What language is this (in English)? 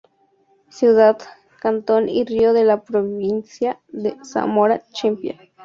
Spanish